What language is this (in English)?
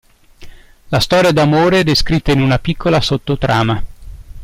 Italian